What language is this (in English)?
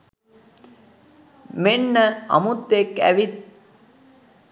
Sinhala